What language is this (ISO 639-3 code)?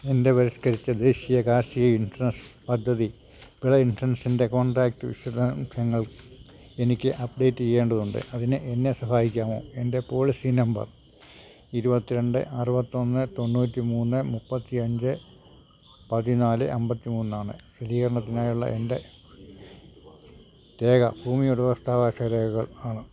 mal